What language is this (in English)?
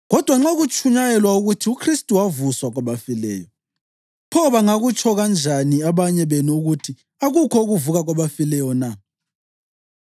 North Ndebele